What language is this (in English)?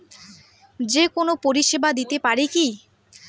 Bangla